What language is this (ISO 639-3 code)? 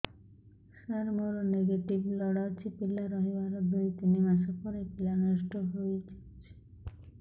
ori